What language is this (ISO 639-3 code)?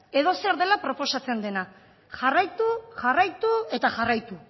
eus